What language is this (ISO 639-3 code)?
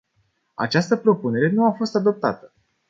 ron